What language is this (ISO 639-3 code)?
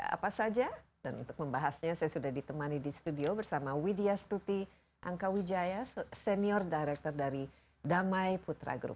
ind